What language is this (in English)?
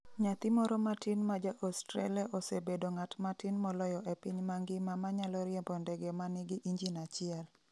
Luo (Kenya and Tanzania)